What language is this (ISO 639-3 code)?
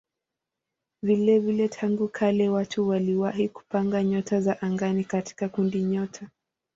swa